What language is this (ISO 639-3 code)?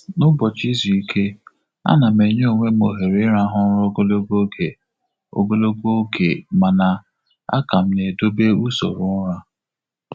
ibo